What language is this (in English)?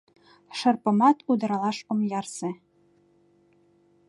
Mari